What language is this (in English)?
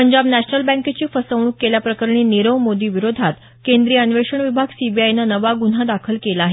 Marathi